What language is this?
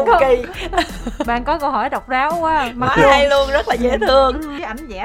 Vietnamese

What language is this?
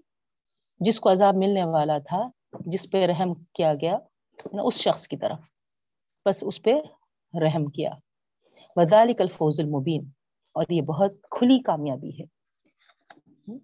Urdu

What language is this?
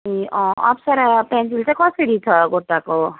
Nepali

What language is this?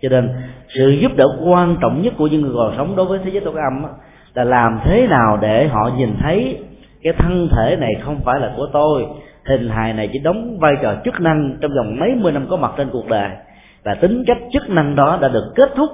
Vietnamese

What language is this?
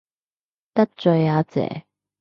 Cantonese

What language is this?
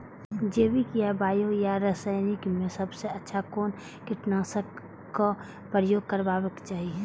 Maithili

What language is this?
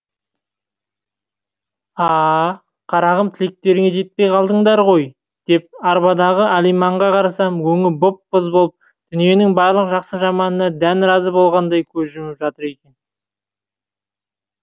Kazakh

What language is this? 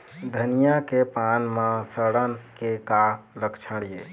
Chhattisgarhi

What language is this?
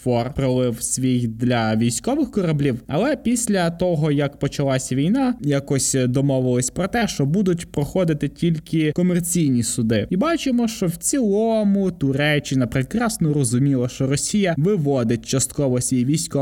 Ukrainian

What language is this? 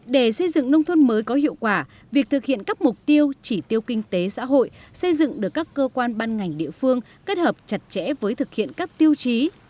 Vietnamese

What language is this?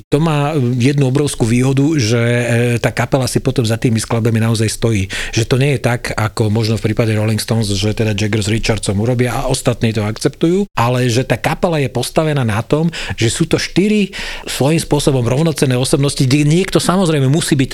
Slovak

